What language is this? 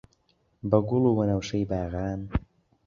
Central Kurdish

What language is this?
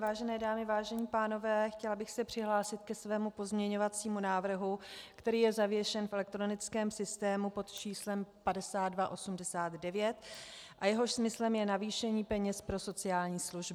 Czech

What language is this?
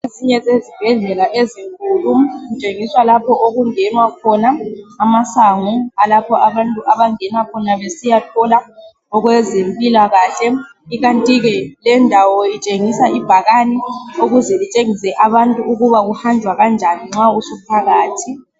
North Ndebele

